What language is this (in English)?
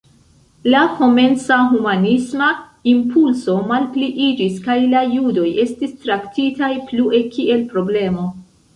Esperanto